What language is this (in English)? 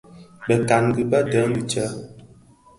Bafia